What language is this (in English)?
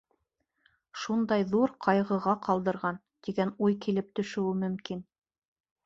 Bashkir